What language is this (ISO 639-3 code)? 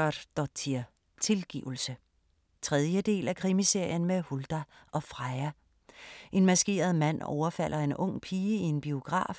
dan